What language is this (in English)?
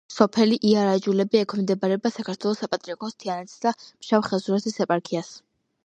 Georgian